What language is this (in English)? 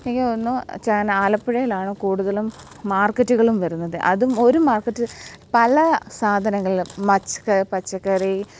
Malayalam